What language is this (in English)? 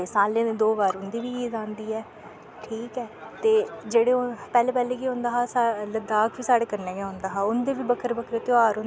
Dogri